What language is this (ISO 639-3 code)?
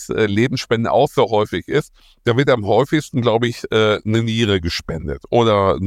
deu